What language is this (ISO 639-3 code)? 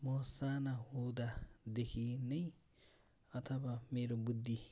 nep